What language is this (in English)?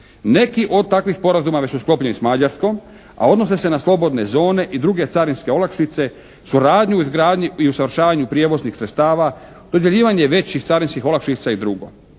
Croatian